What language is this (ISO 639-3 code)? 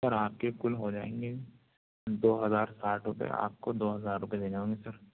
urd